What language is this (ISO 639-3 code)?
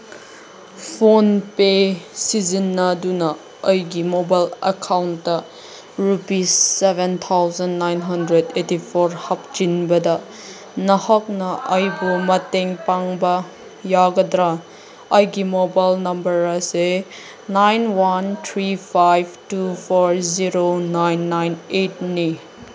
mni